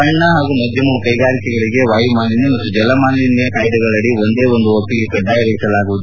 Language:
Kannada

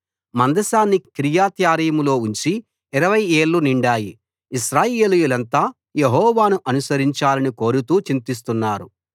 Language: Telugu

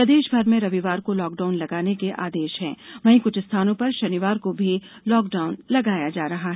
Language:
Hindi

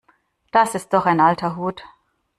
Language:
German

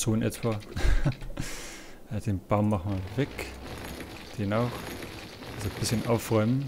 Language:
German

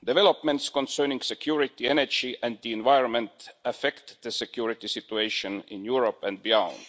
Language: English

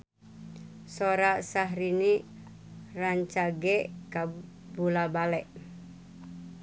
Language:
Sundanese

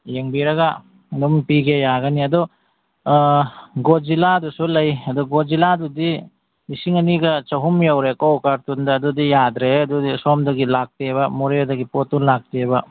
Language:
Manipuri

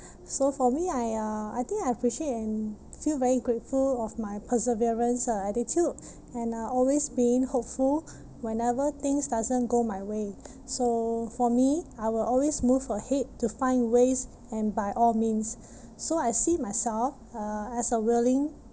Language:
English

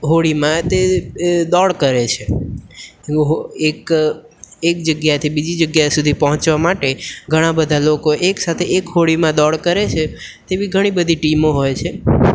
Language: Gujarati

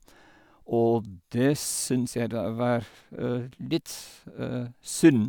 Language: Norwegian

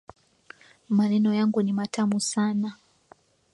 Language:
Swahili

